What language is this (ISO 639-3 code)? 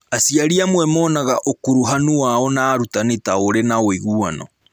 kik